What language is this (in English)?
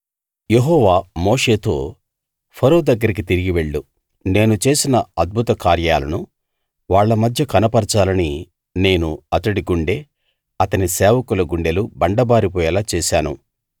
Telugu